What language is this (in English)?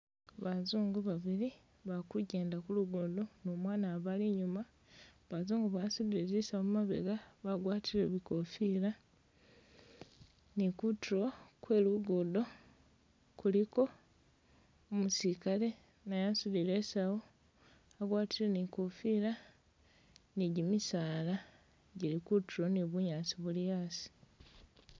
Masaaba